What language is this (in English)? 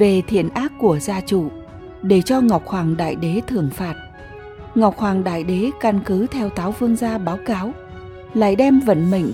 Vietnamese